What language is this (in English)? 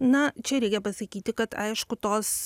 Lithuanian